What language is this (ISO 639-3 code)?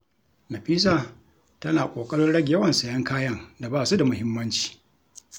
hau